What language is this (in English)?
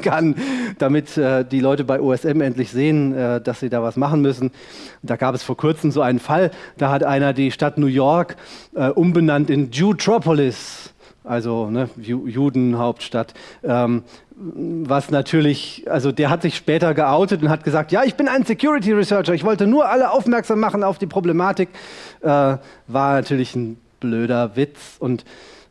German